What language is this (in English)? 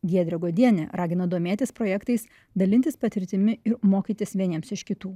Lithuanian